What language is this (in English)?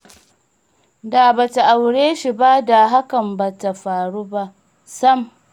Hausa